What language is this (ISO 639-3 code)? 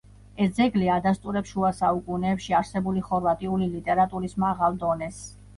kat